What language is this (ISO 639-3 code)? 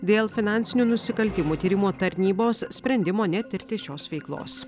lit